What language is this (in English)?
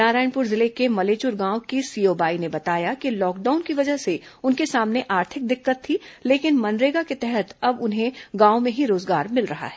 Hindi